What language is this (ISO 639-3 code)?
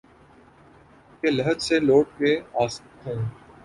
urd